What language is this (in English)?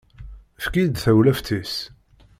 Kabyle